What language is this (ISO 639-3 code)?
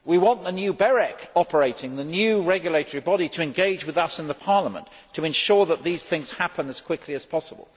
eng